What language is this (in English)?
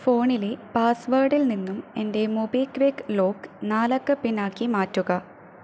Malayalam